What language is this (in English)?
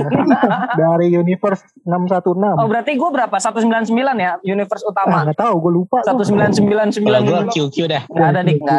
Indonesian